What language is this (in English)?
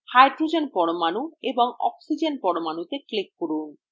Bangla